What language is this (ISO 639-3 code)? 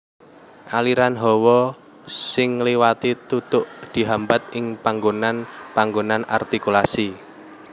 jav